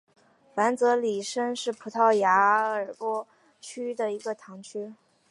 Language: Chinese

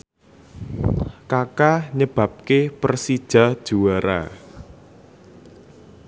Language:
Javanese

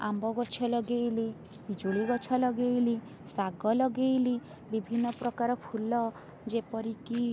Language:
Odia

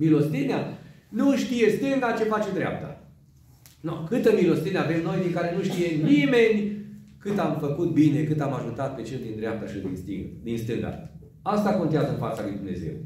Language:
Romanian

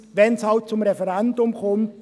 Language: Swiss German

